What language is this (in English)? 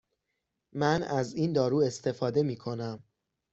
Persian